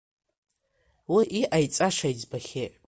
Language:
Abkhazian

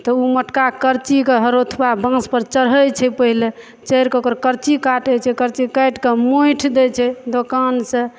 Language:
Maithili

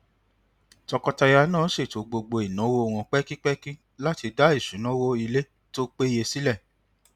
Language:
Yoruba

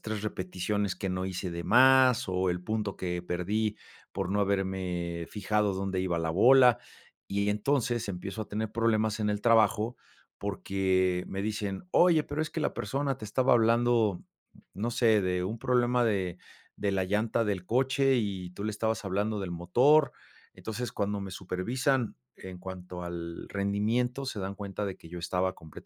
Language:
Spanish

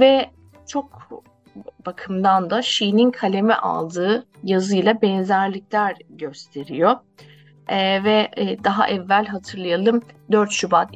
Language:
Turkish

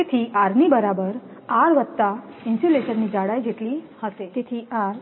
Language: Gujarati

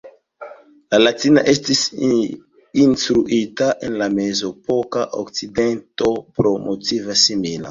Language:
Esperanto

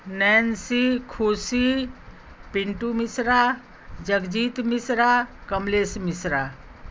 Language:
Maithili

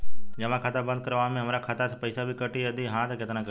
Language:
Bhojpuri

